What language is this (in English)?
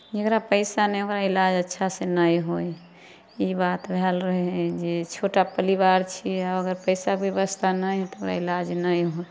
Maithili